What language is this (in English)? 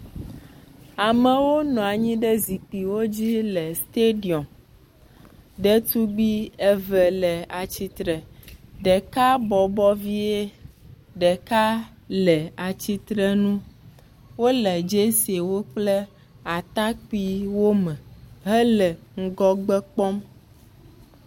Ewe